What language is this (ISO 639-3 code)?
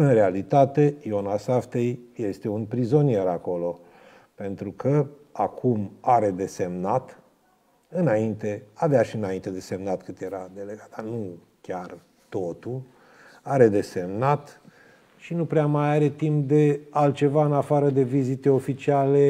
ron